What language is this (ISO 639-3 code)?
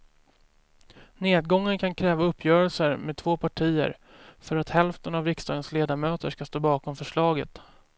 swe